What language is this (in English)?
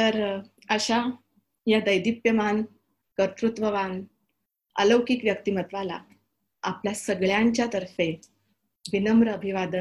Marathi